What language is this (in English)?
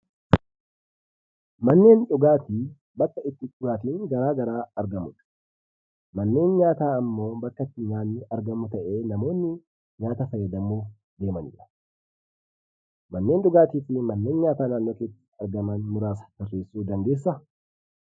Oromo